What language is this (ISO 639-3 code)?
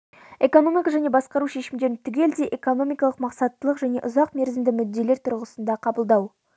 kaz